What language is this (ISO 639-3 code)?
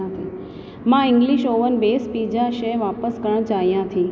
snd